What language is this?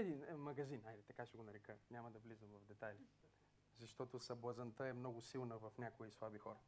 Bulgarian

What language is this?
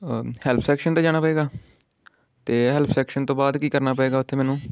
Punjabi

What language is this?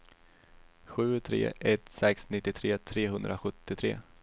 Swedish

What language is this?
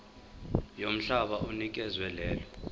Zulu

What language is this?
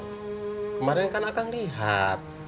Indonesian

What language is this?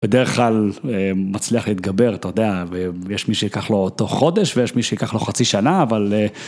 Hebrew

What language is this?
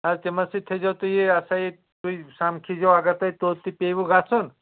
Kashmiri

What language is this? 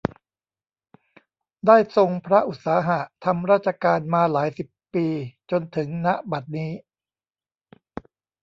Thai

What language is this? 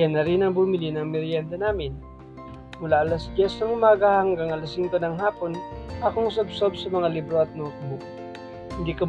Filipino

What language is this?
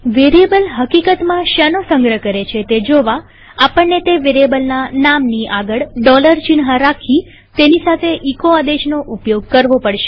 Gujarati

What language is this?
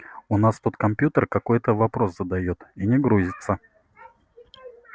Russian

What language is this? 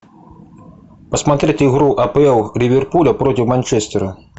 Russian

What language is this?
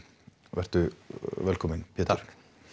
Icelandic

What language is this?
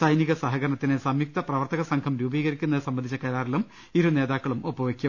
Malayalam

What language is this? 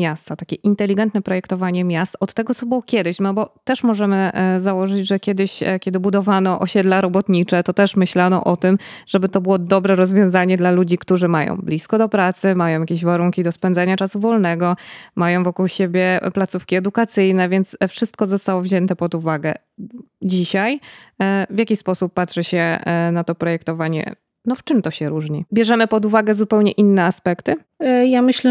Polish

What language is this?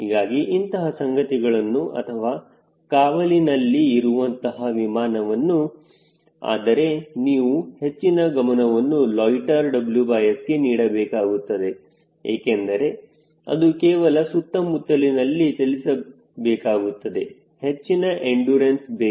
Kannada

